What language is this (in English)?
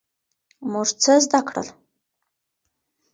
Pashto